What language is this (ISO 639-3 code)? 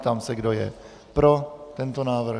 ces